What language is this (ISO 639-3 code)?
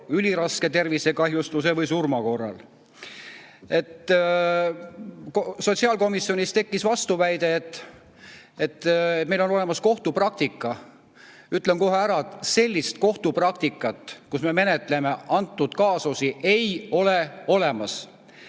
est